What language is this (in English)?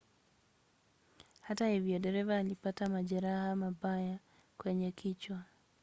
Swahili